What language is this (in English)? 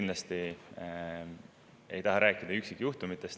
Estonian